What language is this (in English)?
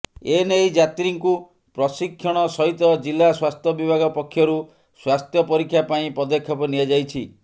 Odia